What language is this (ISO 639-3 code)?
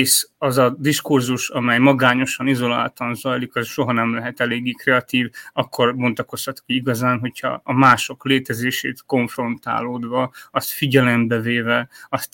hun